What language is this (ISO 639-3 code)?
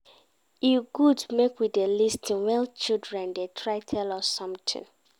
pcm